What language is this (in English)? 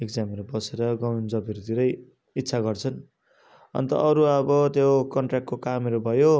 Nepali